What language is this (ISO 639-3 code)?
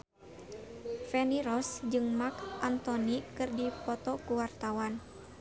sun